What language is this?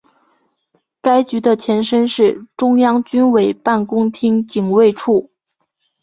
Chinese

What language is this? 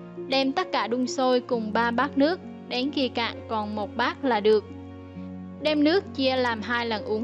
Vietnamese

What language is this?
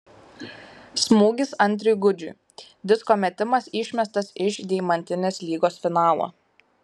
Lithuanian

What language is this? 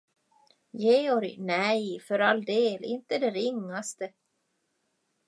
Swedish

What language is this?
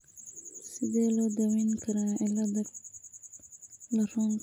Somali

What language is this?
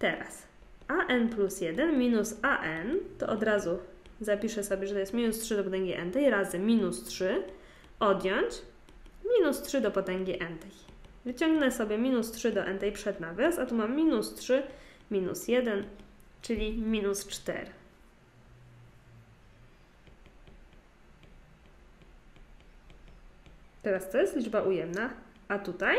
Polish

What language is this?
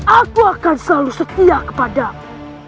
Indonesian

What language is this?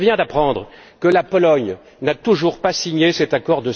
French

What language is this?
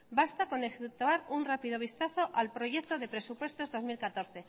Spanish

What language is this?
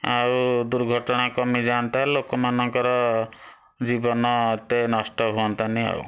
Odia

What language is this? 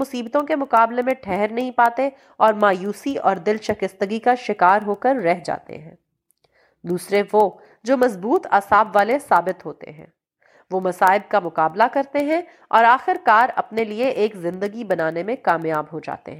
Urdu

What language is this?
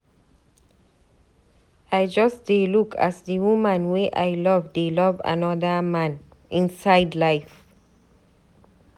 Nigerian Pidgin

